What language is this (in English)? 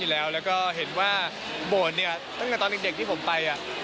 Thai